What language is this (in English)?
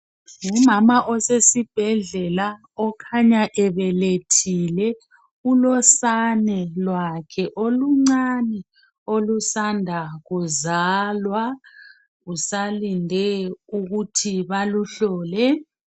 North Ndebele